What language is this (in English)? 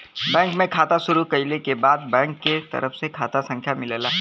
Bhojpuri